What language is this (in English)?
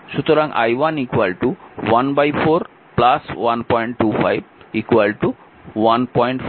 Bangla